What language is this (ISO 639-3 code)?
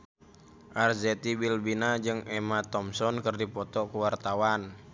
sun